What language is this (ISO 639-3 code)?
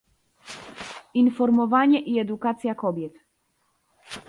pol